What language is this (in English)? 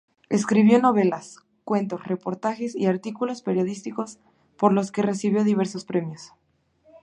Spanish